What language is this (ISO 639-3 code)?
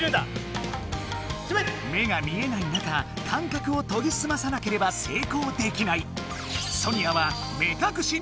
jpn